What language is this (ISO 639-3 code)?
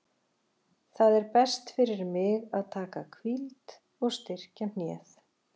isl